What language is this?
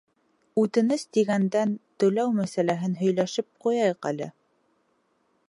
Bashkir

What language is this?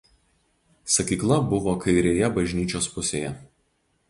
Lithuanian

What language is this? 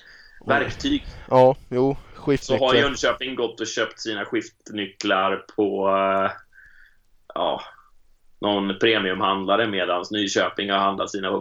Swedish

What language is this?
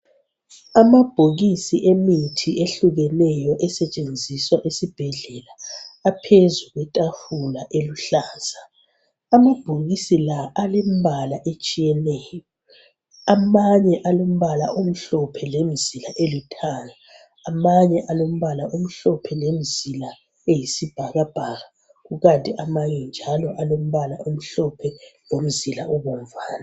North Ndebele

